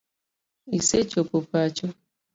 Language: Luo (Kenya and Tanzania)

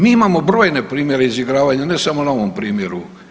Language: Croatian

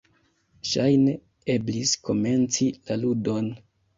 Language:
Esperanto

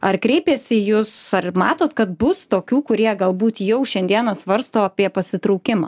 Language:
Lithuanian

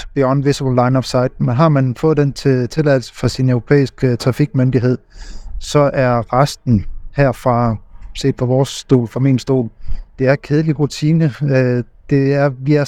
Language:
Danish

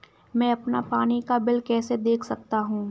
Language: Hindi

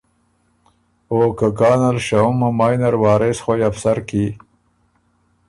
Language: Ormuri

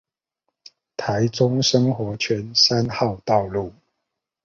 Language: Chinese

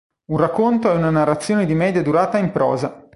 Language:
Italian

